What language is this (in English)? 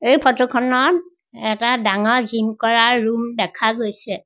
Assamese